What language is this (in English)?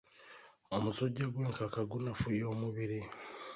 Ganda